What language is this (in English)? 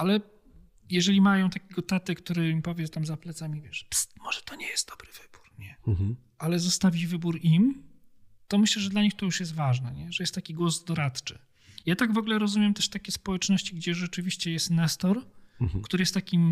Polish